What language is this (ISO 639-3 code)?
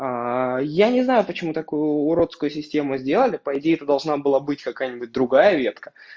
rus